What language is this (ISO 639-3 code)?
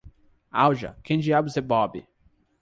por